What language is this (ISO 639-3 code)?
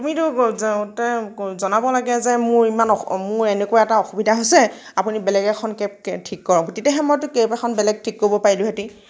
asm